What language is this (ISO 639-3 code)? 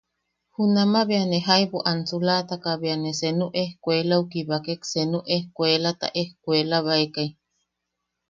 yaq